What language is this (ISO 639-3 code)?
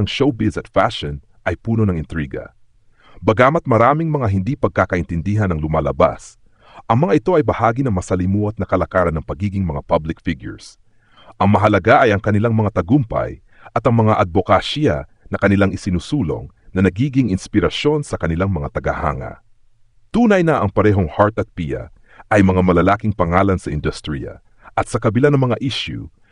fil